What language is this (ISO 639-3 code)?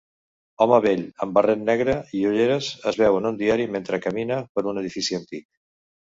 cat